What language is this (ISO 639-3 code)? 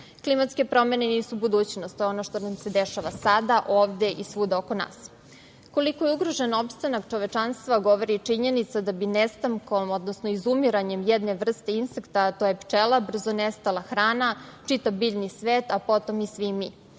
srp